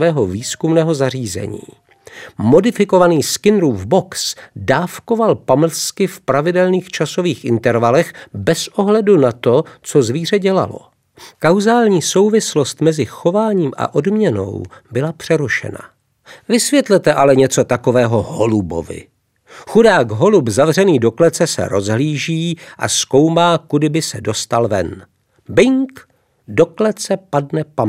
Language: Czech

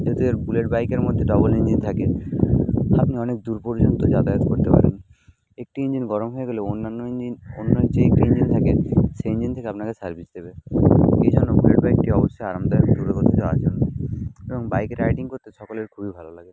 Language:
Bangla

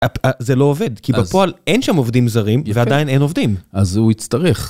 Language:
Hebrew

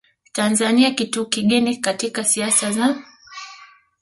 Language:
Swahili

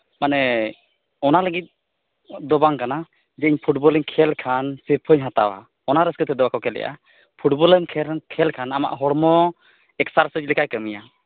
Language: Santali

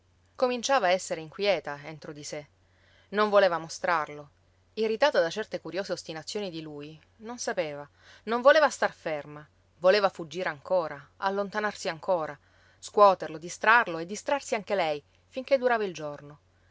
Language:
Italian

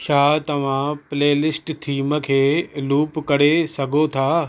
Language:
Sindhi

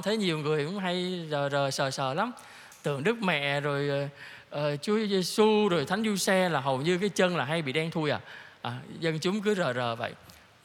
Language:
Vietnamese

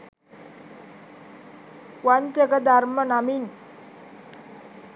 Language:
Sinhala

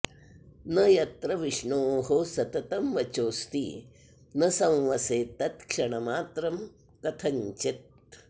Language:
Sanskrit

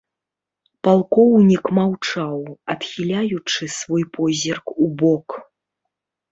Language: Belarusian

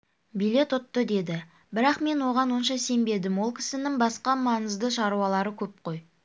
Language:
Kazakh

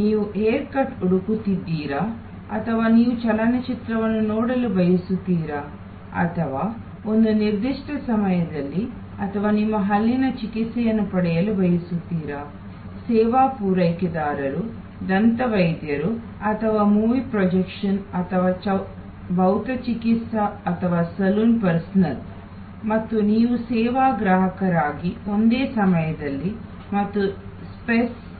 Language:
Kannada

